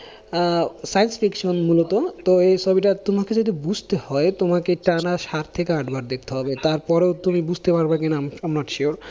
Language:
Bangla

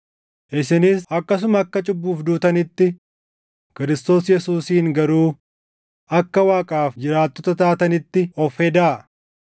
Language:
Oromo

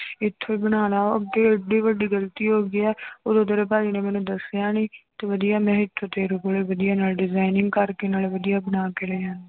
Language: Punjabi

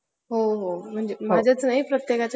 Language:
Marathi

